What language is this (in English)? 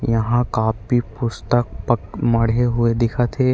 Chhattisgarhi